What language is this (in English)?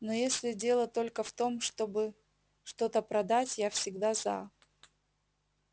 Russian